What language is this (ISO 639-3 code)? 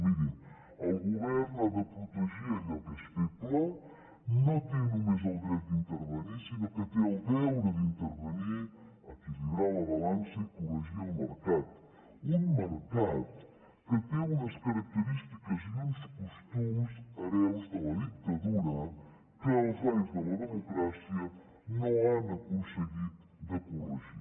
cat